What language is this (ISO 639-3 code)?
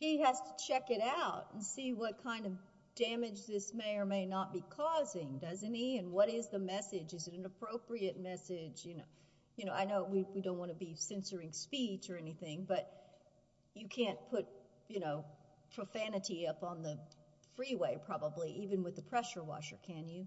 eng